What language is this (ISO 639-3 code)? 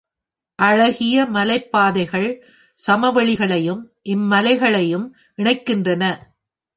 tam